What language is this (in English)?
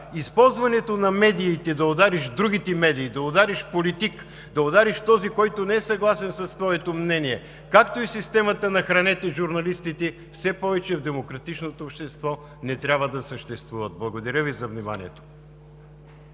Bulgarian